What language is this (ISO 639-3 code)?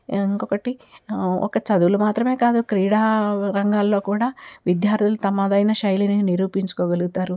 tel